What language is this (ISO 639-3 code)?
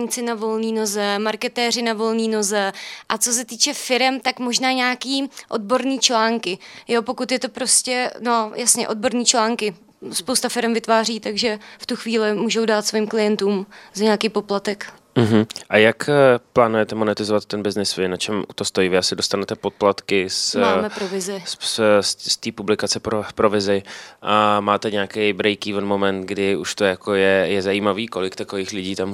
ces